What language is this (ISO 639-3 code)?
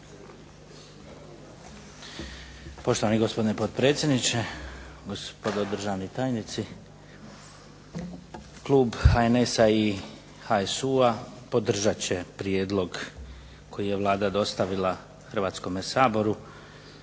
hrv